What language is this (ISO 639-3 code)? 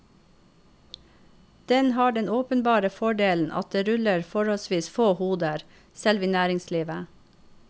nor